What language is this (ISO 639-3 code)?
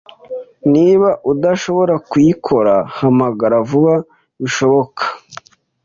kin